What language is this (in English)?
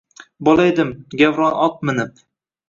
Uzbek